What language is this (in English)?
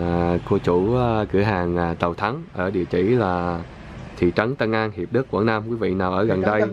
Vietnamese